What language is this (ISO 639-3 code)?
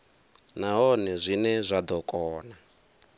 ven